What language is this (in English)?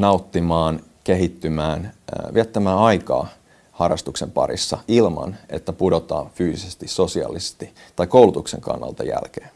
Finnish